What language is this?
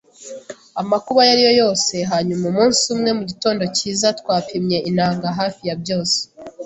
Kinyarwanda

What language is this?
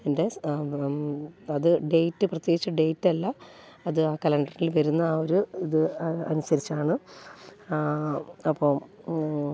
Malayalam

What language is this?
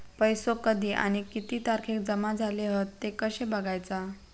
Marathi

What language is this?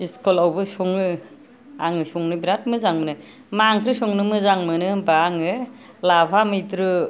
Bodo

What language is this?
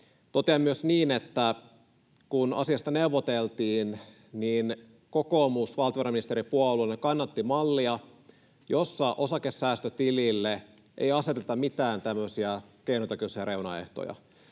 Finnish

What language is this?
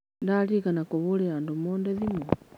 Kikuyu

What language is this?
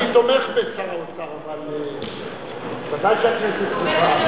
Hebrew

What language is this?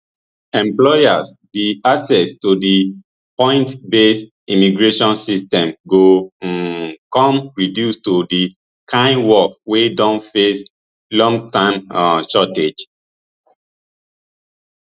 Nigerian Pidgin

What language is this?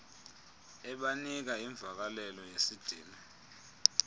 Xhosa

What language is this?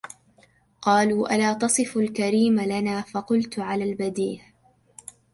Arabic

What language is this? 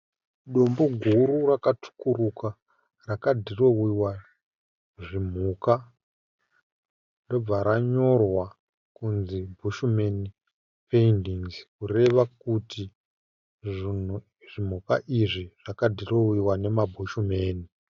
Shona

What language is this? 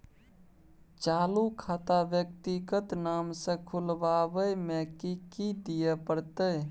Maithili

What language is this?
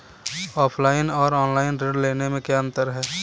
Hindi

